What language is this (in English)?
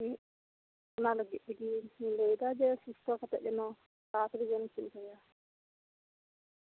Santali